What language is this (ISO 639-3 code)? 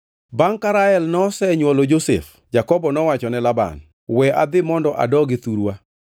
luo